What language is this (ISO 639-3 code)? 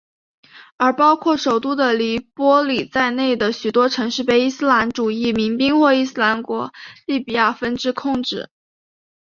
zho